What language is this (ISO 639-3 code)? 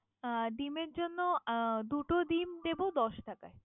ben